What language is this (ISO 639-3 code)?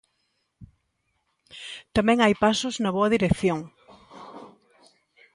glg